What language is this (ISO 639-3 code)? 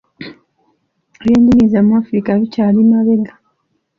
lug